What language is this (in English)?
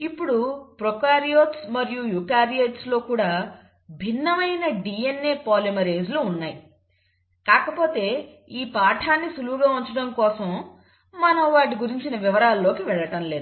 Telugu